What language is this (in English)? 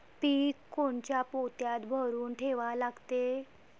Marathi